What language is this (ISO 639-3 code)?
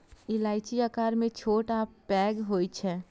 mai